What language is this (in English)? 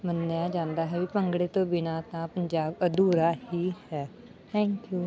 Punjabi